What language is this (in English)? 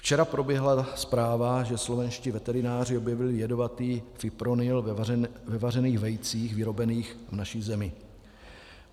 Czech